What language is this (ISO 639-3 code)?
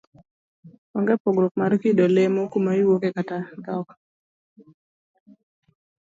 luo